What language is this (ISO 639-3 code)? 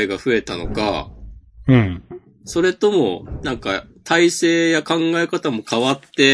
jpn